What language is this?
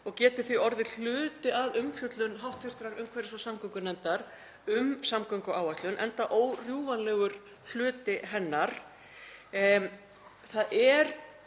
Icelandic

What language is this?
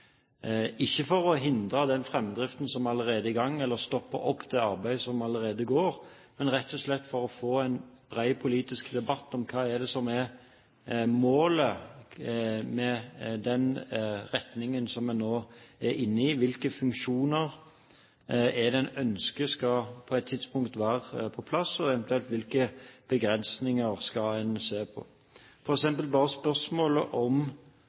Norwegian Bokmål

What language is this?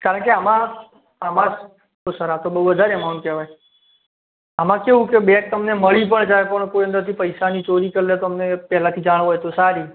Gujarati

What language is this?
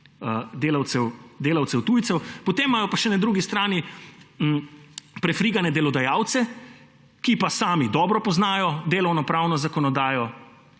Slovenian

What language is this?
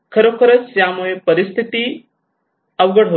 Marathi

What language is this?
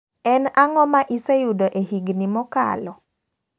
Luo (Kenya and Tanzania)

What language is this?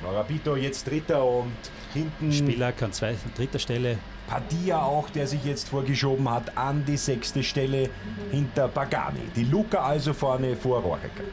German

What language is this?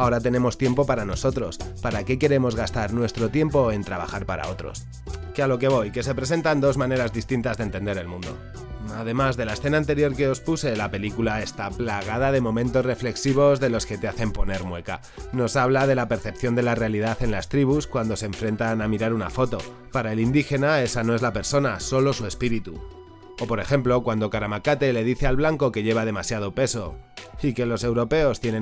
Spanish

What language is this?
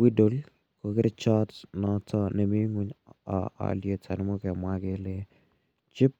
Kalenjin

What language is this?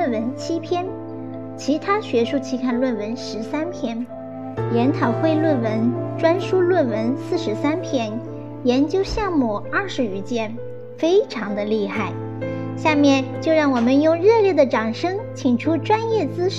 Chinese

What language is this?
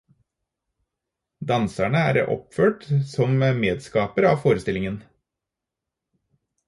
Norwegian Bokmål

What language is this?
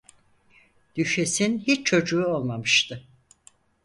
Turkish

